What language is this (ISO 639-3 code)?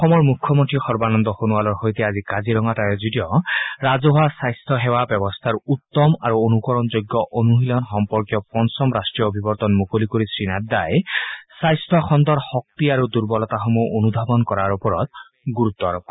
asm